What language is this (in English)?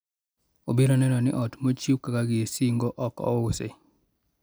Luo (Kenya and Tanzania)